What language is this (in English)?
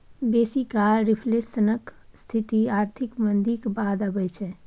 Maithili